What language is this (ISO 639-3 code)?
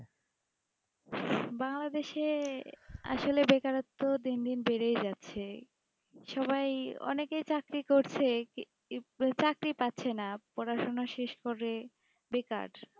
ben